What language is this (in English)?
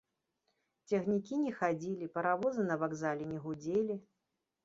Belarusian